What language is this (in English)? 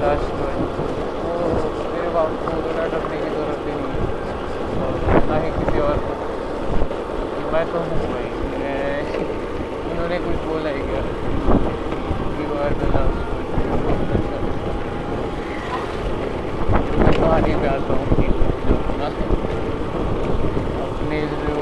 Marathi